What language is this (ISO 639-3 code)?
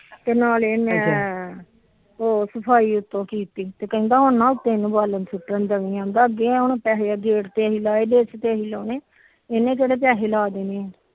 pan